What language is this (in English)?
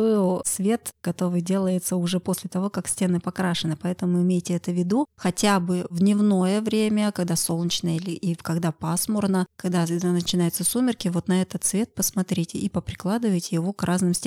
Russian